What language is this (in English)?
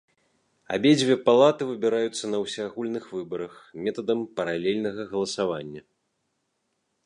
Belarusian